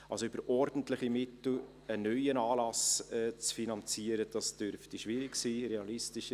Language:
Swiss German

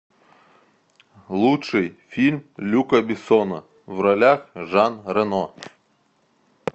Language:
Russian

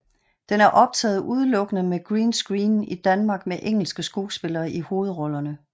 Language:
Danish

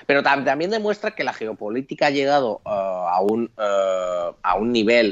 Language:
Spanish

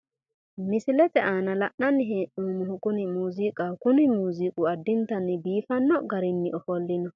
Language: Sidamo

